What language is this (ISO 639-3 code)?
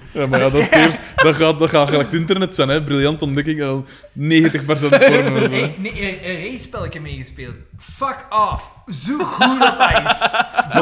nld